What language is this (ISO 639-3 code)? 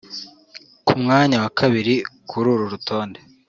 kin